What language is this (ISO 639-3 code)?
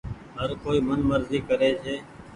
gig